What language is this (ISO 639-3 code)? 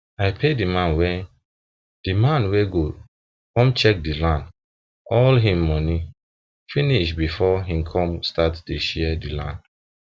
pcm